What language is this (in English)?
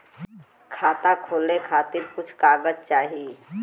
Bhojpuri